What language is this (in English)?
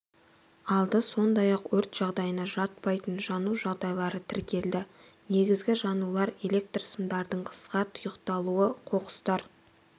Kazakh